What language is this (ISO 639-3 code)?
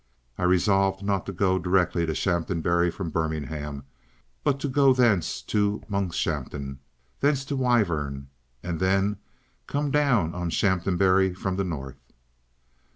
eng